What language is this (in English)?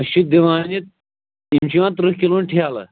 Kashmiri